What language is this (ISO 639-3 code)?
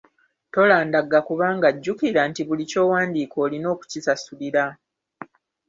lug